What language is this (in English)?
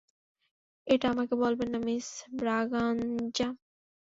Bangla